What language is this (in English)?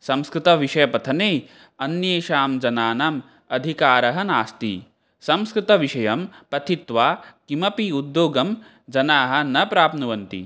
Sanskrit